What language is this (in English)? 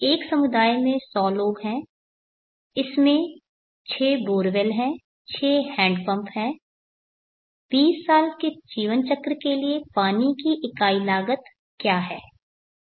Hindi